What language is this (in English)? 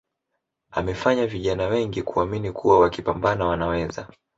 Swahili